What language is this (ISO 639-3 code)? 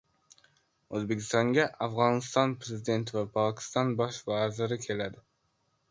uzb